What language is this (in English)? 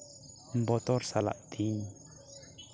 Santali